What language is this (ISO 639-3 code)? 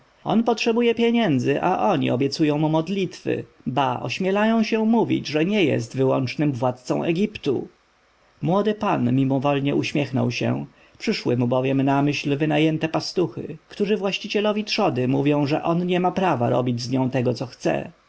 pol